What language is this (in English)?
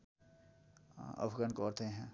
Nepali